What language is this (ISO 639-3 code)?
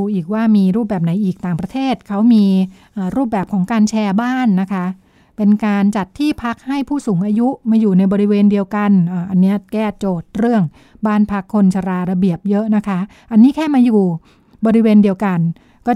tha